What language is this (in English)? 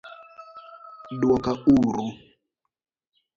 Luo (Kenya and Tanzania)